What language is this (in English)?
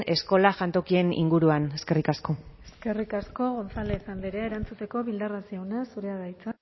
Basque